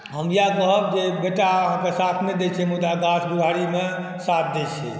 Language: Maithili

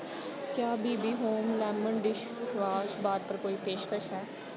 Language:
Dogri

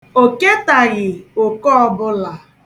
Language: Igbo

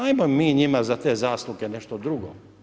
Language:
Croatian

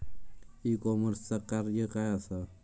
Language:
Marathi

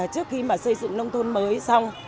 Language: Vietnamese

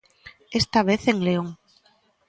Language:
Galician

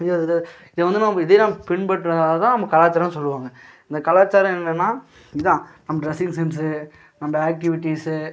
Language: Tamil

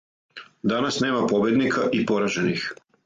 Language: Serbian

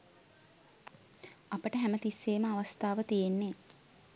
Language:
Sinhala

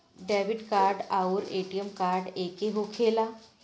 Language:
Bhojpuri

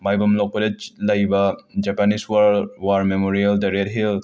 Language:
Manipuri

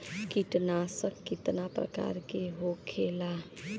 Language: Bhojpuri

